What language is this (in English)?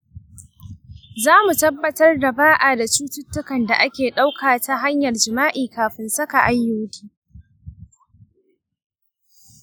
Hausa